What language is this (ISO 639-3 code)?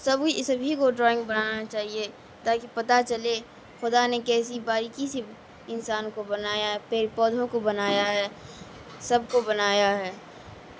urd